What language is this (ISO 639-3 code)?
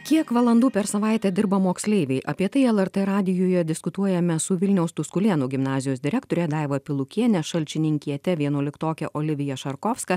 lit